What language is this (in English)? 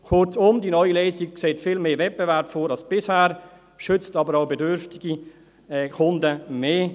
Swiss German